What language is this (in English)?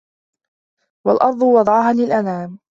Arabic